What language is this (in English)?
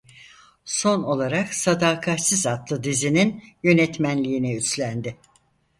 Turkish